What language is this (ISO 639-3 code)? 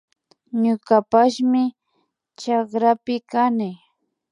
qvi